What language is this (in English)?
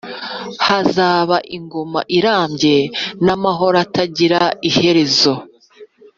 Kinyarwanda